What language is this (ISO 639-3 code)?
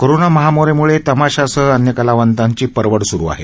mar